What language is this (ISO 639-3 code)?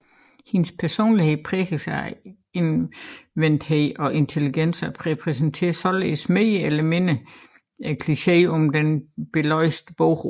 dan